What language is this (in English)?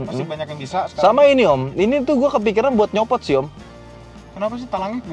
Indonesian